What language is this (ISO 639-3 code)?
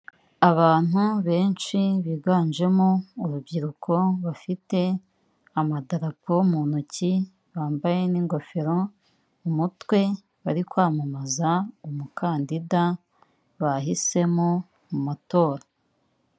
kin